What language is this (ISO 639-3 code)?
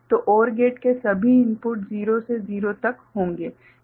hin